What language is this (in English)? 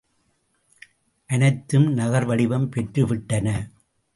Tamil